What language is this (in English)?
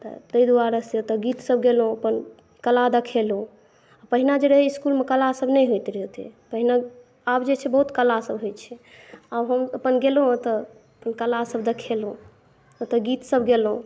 Maithili